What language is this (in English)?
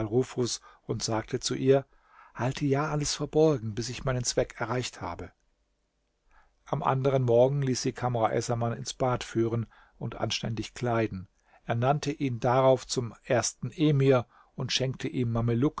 German